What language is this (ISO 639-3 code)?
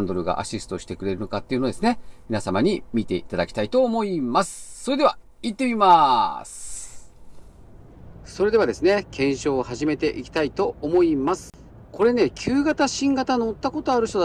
jpn